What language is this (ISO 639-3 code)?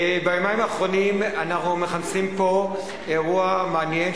heb